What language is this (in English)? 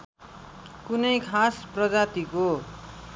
Nepali